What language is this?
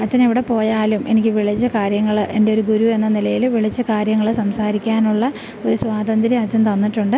Malayalam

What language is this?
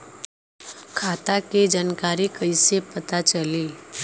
Bhojpuri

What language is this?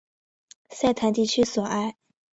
Chinese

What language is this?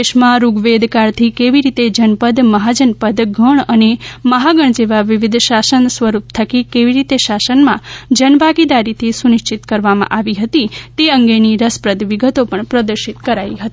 Gujarati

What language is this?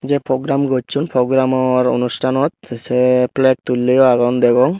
Chakma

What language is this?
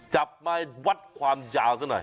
Thai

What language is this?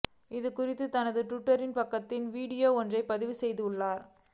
Tamil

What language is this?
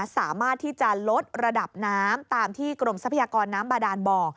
Thai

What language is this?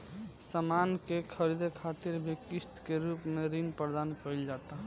Bhojpuri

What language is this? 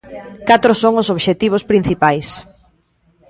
Galician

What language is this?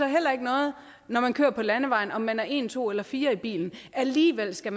Danish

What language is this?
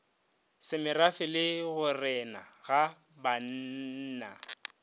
Northern Sotho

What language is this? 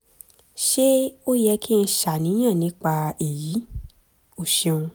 Yoruba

